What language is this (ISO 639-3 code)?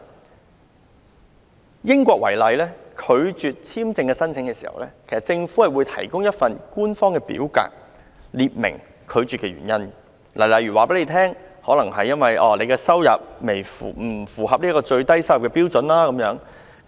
yue